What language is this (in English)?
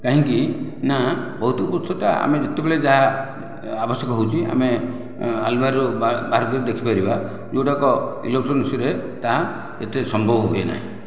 Odia